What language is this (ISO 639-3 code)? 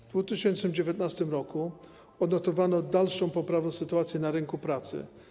pol